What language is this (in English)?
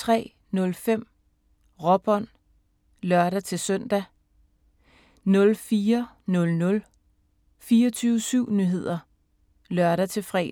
Danish